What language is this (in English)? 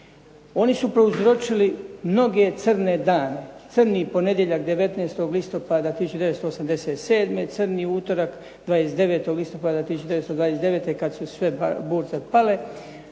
Croatian